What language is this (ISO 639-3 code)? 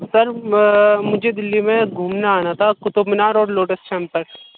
urd